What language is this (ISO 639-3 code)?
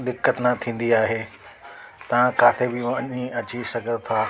snd